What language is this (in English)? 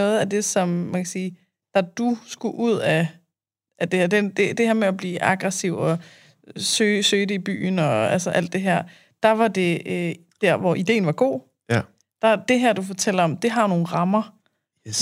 Danish